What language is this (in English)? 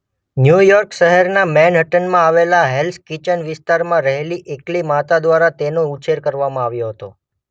Gujarati